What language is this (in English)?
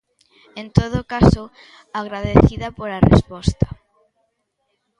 Galician